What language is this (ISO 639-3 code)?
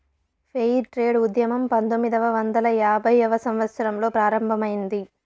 tel